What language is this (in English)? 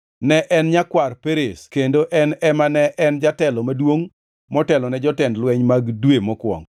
Luo (Kenya and Tanzania)